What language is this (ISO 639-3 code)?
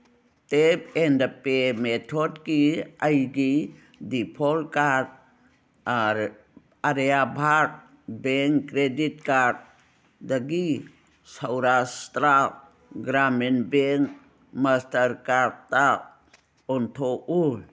mni